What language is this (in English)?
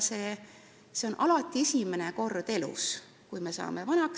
Estonian